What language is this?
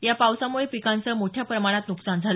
Marathi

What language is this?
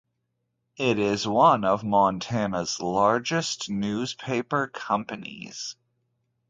English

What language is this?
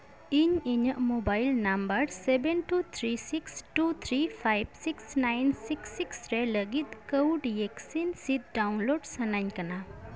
Santali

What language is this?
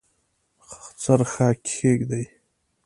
Pashto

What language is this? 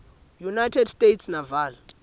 Swati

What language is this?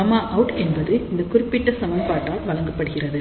Tamil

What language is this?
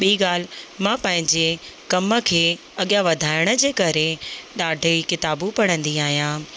Sindhi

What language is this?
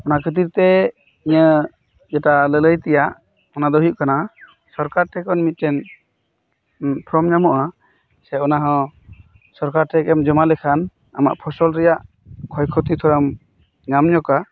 Santali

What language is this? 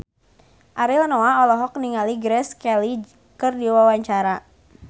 Sundanese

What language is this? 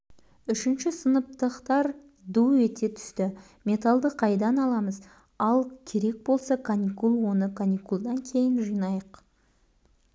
Kazakh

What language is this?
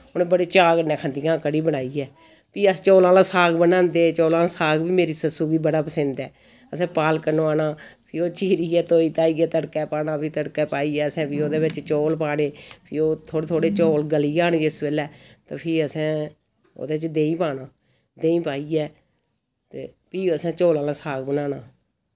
Dogri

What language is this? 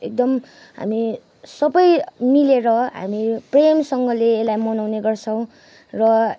Nepali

